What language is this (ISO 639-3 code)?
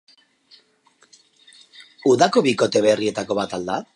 eus